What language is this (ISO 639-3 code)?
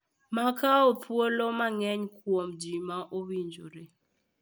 luo